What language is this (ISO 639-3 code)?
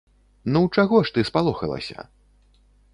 bel